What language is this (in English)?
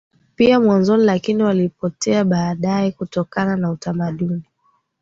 Swahili